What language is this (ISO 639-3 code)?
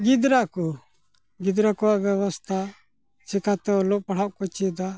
sat